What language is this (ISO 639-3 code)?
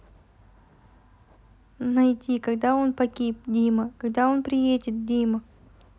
rus